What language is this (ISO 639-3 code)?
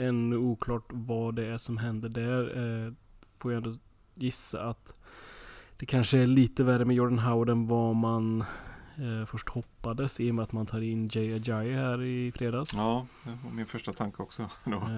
swe